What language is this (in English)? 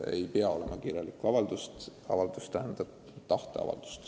Estonian